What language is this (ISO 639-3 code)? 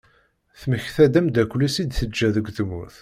kab